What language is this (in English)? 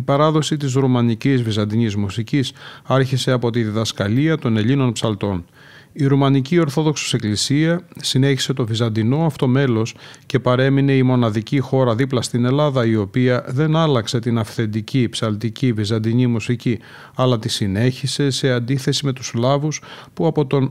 Greek